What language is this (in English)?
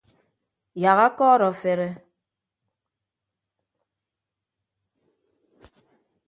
Ibibio